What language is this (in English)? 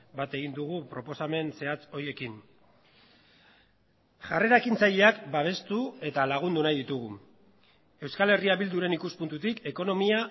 Basque